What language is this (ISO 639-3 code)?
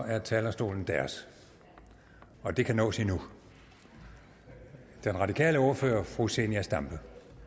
dan